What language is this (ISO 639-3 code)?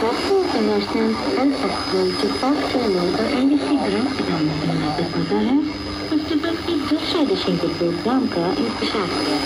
vie